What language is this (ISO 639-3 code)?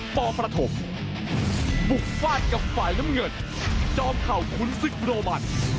tha